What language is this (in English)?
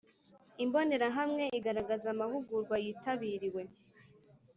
Kinyarwanda